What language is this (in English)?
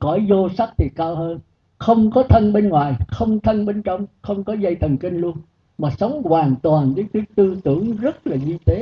Vietnamese